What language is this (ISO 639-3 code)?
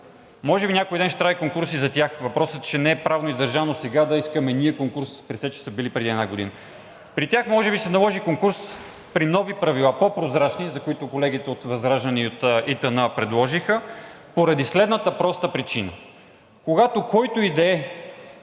bul